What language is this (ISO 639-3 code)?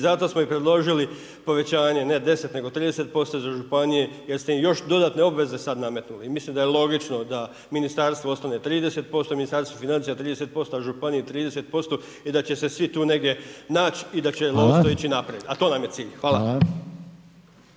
hrv